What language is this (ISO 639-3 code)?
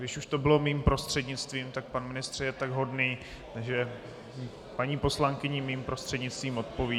ces